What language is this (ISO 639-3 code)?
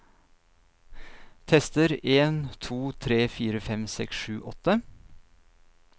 nor